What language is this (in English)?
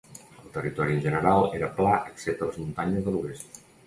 Catalan